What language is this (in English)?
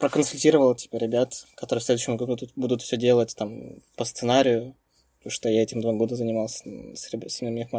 Russian